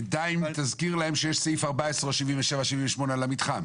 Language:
Hebrew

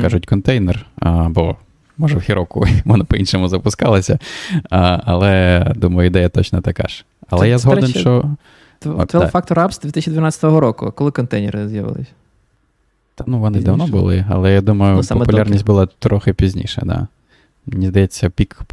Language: Ukrainian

